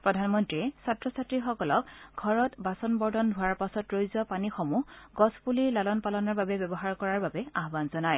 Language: Assamese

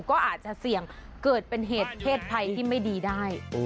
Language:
Thai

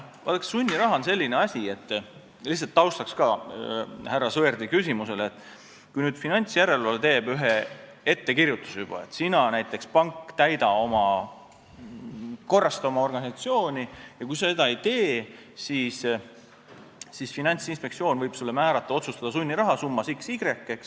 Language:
Estonian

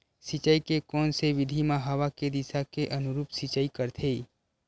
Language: Chhattisgarhi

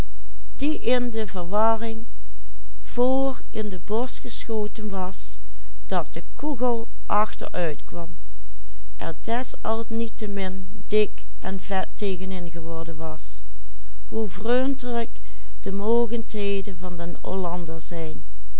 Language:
Dutch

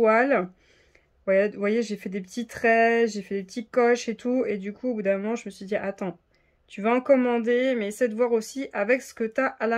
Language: French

